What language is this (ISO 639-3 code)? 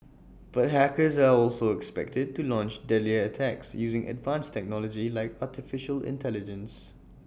eng